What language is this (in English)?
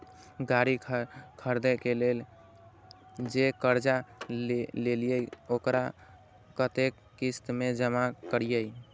Maithili